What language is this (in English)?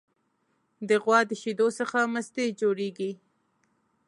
Pashto